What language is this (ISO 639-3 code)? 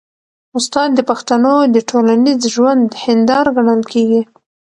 pus